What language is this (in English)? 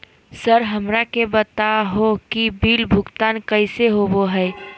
Magahi